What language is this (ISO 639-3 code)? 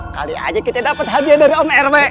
ind